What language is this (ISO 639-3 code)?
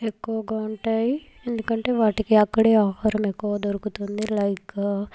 tel